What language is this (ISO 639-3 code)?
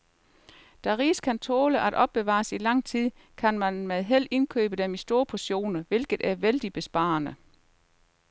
dan